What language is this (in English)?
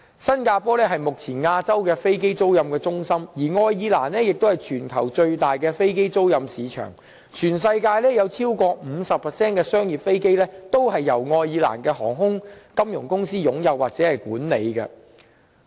Cantonese